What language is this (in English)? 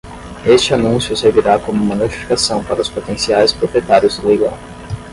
Portuguese